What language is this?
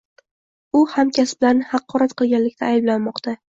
Uzbek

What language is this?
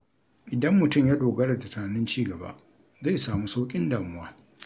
Hausa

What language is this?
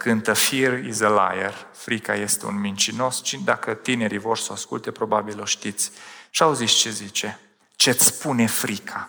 Romanian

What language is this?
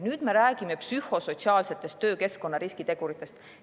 Estonian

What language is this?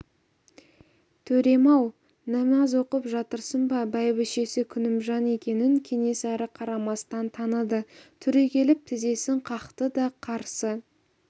Kazakh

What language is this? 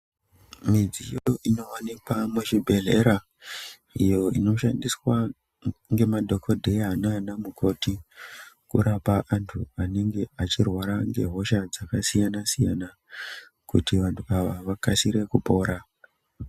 Ndau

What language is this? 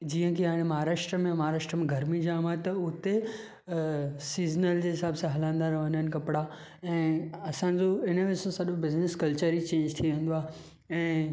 Sindhi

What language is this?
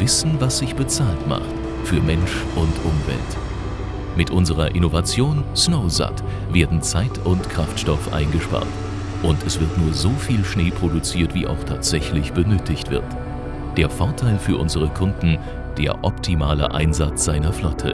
German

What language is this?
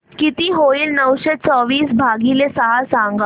Marathi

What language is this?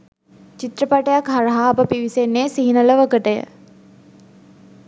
Sinhala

